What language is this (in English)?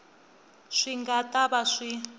Tsonga